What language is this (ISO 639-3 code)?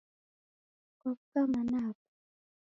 dav